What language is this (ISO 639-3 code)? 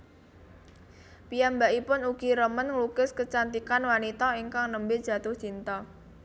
jav